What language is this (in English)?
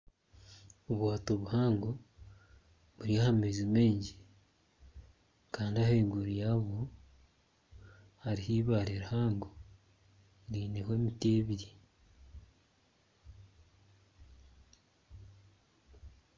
Nyankole